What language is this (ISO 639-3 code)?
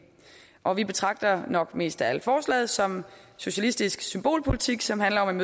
dan